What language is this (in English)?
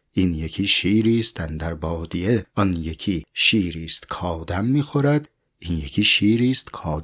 Persian